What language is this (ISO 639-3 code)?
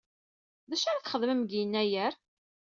kab